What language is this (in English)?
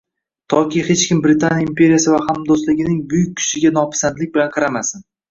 Uzbek